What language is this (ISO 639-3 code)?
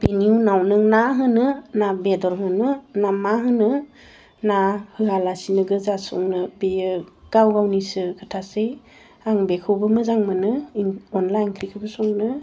brx